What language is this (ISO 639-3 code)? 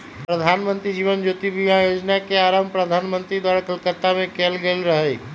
mag